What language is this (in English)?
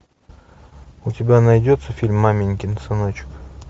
Russian